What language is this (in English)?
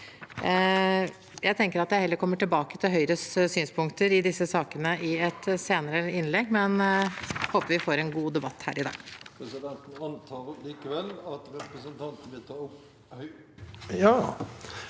Norwegian